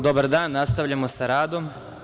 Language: Serbian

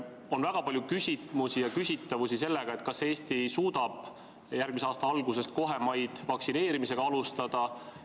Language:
Estonian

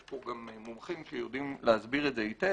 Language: Hebrew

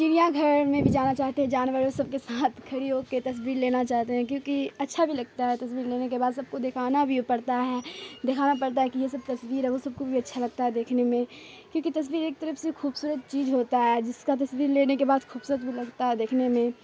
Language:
Urdu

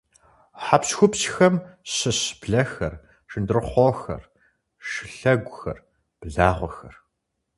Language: Kabardian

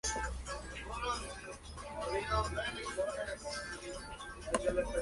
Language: Spanish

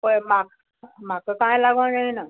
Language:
Konkani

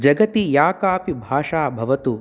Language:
Sanskrit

